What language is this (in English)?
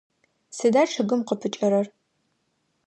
Adyghe